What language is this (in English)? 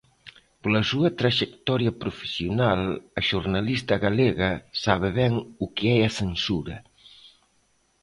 Galician